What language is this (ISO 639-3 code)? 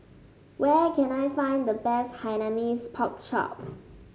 eng